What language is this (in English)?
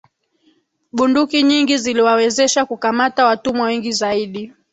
Swahili